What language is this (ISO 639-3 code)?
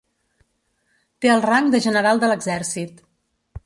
cat